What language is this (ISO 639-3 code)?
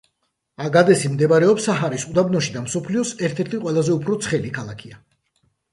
kat